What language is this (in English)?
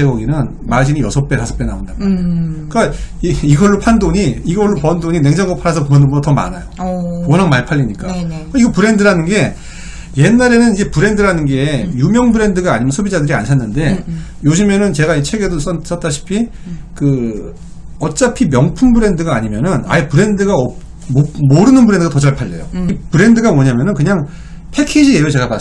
Korean